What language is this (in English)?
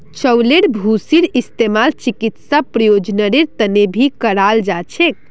Magahi